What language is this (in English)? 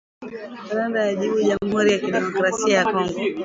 Swahili